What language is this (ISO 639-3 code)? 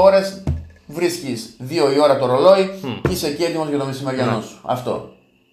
ell